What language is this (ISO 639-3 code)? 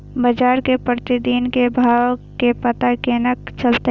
mai